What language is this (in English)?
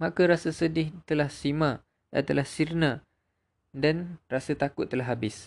Malay